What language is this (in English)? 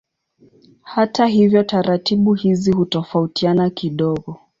Swahili